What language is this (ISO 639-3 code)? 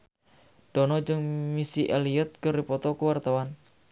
sun